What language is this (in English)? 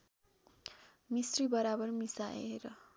Nepali